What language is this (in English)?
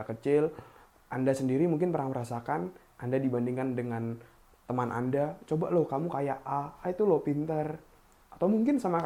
Indonesian